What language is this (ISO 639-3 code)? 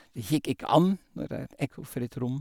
nor